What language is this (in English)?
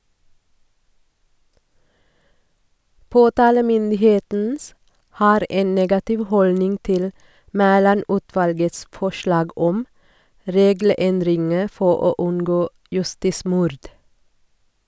Norwegian